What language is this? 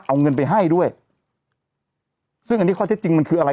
Thai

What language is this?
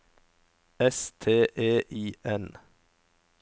Norwegian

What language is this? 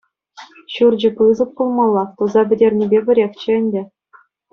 Chuvash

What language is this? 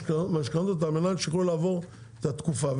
Hebrew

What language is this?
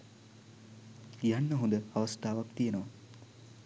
Sinhala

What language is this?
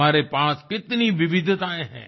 Hindi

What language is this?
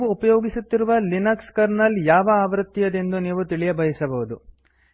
Kannada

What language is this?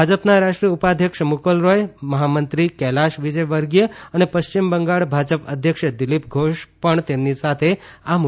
Gujarati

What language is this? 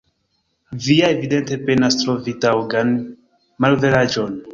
Esperanto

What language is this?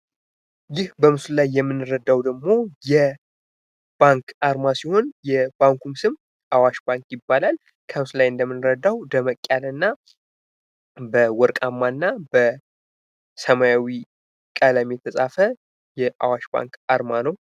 Amharic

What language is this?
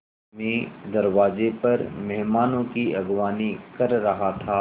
Hindi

